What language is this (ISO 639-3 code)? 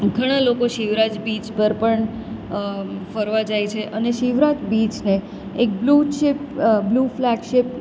guj